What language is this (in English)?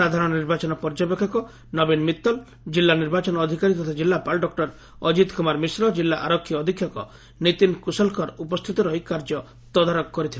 Odia